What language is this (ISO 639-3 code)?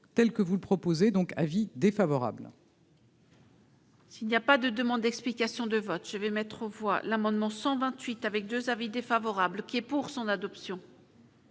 fra